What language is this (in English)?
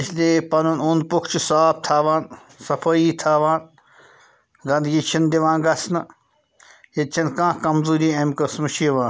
Kashmiri